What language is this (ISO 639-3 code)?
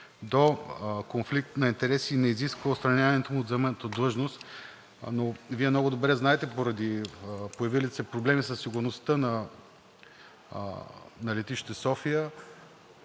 bul